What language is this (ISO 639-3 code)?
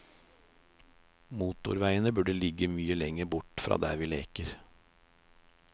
nor